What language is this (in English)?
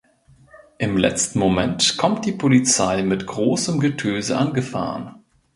German